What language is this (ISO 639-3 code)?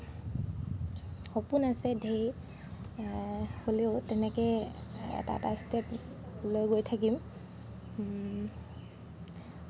asm